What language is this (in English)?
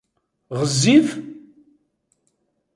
Kabyle